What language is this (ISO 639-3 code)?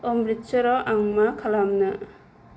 brx